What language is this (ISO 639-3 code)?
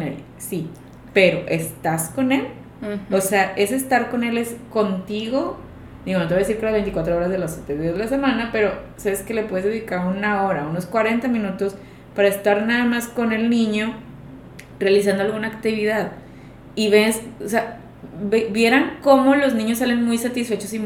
spa